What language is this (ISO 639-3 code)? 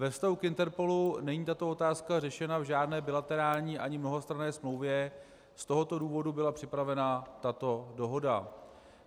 ces